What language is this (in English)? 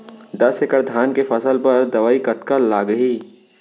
Chhattisgarhi